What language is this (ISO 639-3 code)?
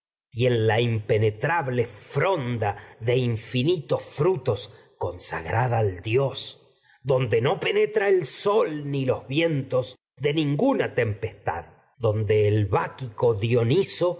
spa